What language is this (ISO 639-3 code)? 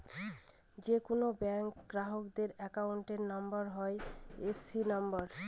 ben